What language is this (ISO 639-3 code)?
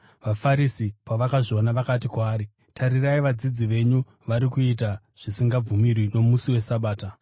sna